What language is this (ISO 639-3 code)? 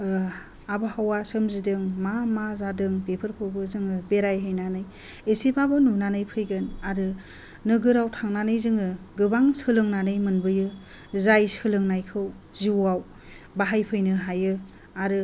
brx